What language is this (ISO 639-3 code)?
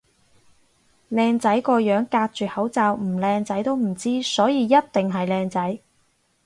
yue